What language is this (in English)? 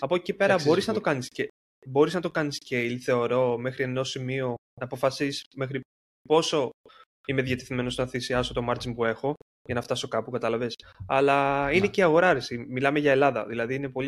Greek